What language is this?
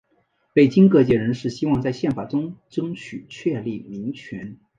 Chinese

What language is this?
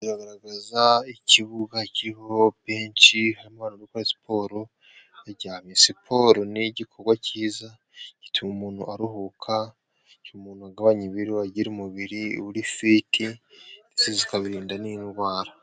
Kinyarwanda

